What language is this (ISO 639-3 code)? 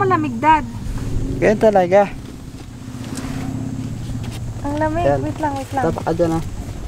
fil